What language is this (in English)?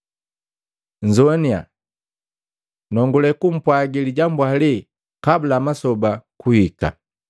Matengo